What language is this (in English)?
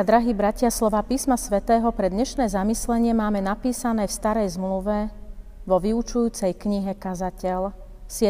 Slovak